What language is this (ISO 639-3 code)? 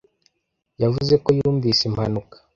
kin